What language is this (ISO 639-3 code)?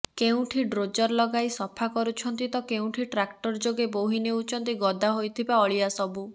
ori